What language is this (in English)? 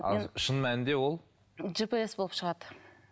Kazakh